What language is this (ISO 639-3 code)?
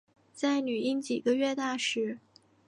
zho